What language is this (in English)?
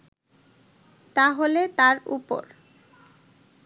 Bangla